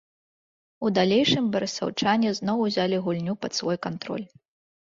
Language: Belarusian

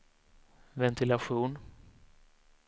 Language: Swedish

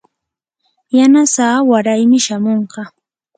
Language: Yanahuanca Pasco Quechua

